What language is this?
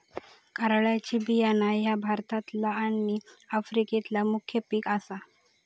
Marathi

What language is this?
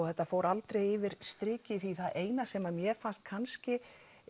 Icelandic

